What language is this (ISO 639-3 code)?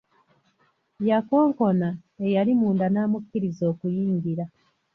lug